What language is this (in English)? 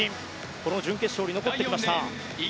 Japanese